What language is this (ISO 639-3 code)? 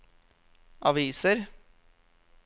nor